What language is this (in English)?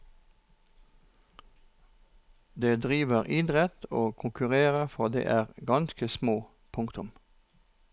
Norwegian